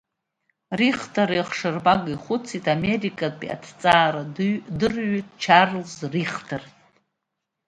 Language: Abkhazian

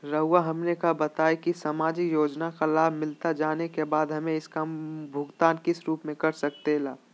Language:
Magahi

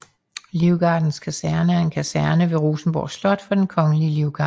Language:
Danish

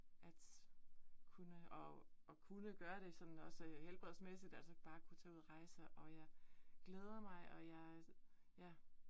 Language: Danish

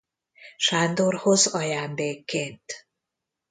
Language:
Hungarian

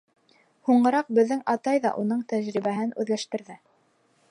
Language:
Bashkir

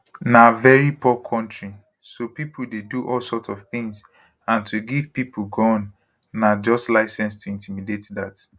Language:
Nigerian Pidgin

